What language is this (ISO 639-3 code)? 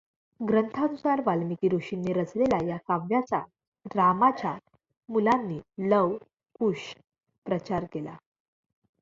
mar